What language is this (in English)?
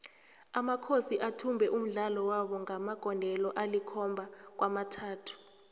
South Ndebele